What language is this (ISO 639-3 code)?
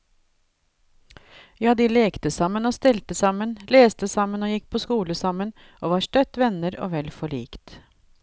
nor